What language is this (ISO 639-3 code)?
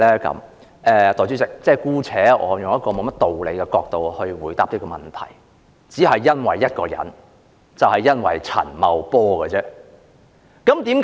yue